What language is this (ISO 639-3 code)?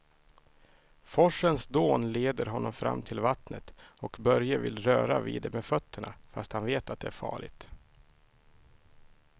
swe